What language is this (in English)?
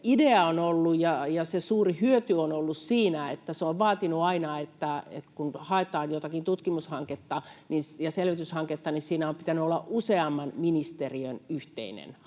Finnish